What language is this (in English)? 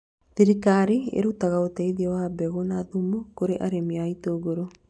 Kikuyu